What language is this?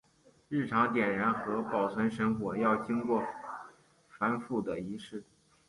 Chinese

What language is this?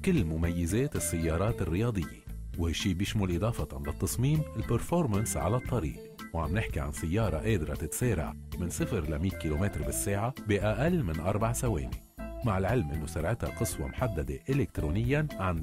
Arabic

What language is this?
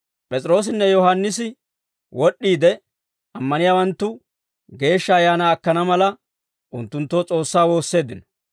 Dawro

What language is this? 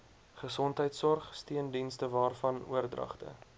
Afrikaans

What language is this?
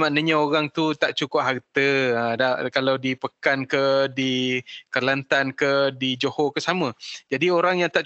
Malay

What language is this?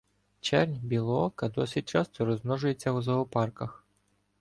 Ukrainian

